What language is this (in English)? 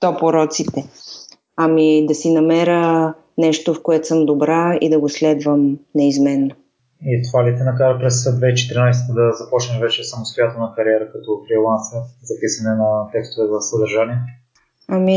Bulgarian